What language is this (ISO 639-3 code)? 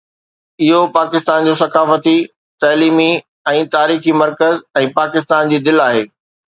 snd